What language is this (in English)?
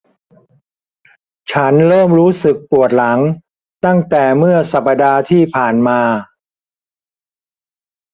Thai